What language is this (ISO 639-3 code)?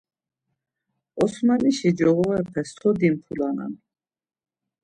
lzz